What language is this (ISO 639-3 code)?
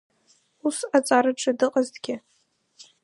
abk